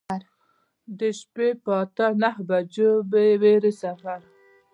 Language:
Pashto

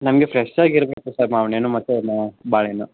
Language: Kannada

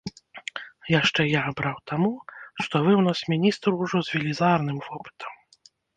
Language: Belarusian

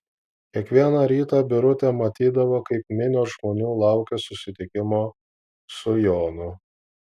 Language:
Lithuanian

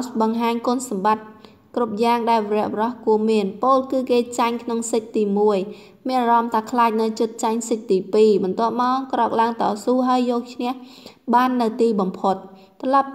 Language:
Thai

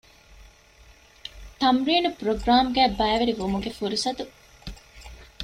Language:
Divehi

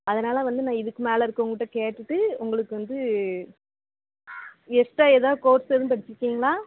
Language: Tamil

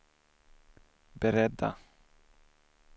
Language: Swedish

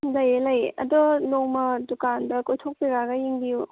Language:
Manipuri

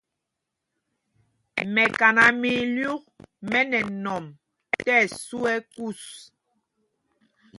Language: Mpumpong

